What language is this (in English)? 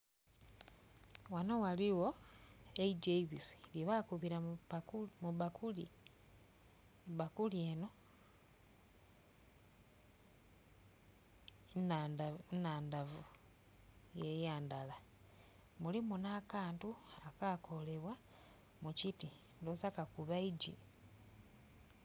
Soga